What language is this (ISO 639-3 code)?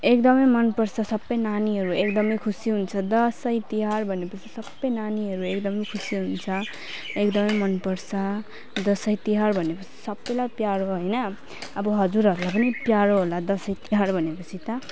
nep